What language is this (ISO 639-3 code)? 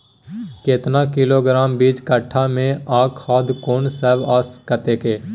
mai